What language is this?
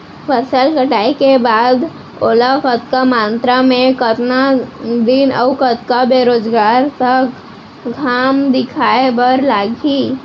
Chhattisgarhi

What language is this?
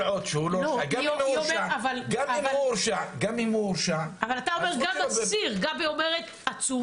Hebrew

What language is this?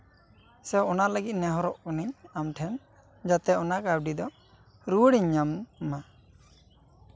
Santali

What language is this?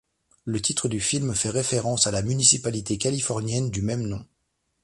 French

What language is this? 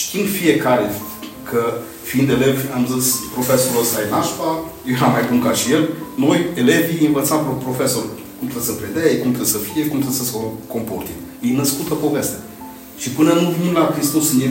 Romanian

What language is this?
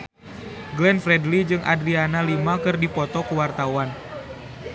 Sundanese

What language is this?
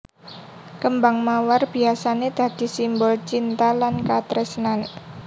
Javanese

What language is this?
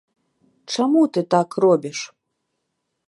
Belarusian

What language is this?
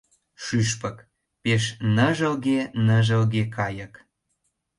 Mari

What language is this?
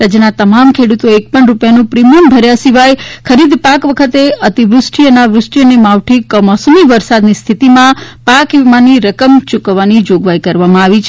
Gujarati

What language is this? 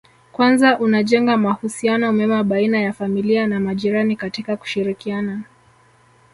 Swahili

